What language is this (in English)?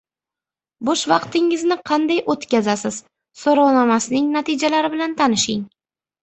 Uzbek